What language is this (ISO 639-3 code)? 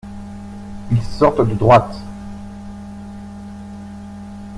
fra